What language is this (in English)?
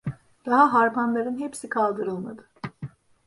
Turkish